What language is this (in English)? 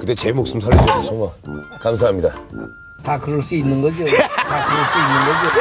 Korean